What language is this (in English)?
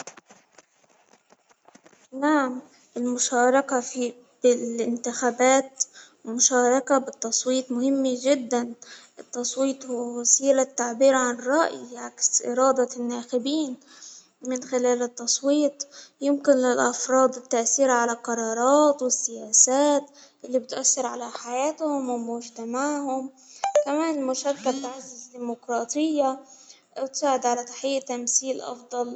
Hijazi Arabic